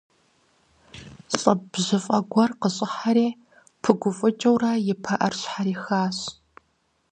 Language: Kabardian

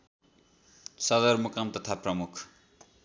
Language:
Nepali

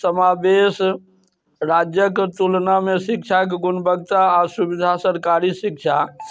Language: Maithili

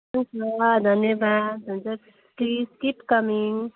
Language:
Nepali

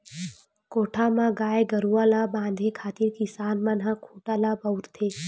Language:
Chhattisgarhi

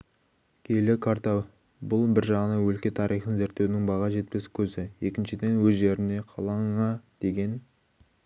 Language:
Kazakh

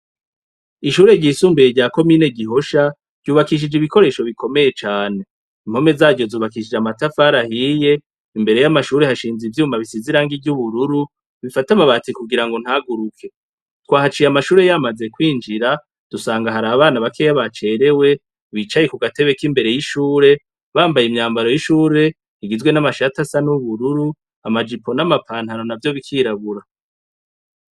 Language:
Rundi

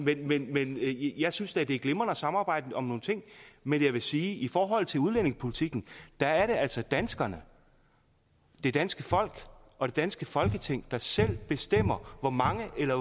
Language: Danish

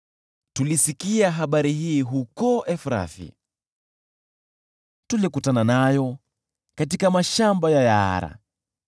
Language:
Swahili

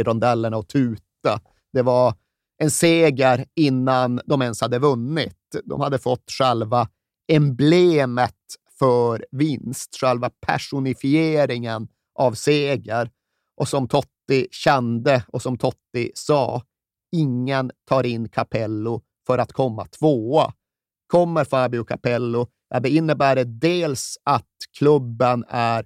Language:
Swedish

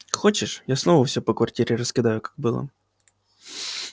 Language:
Russian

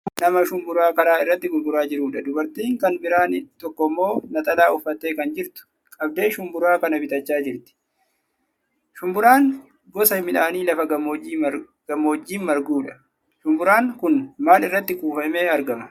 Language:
Oromo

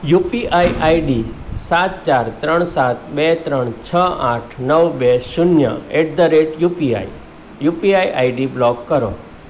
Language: Gujarati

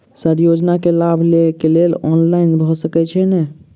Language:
Maithili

